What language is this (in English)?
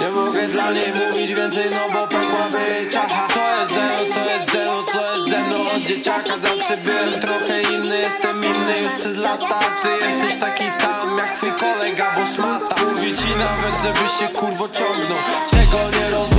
Polish